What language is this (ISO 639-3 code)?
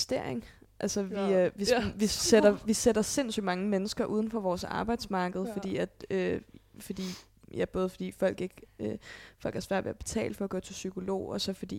dan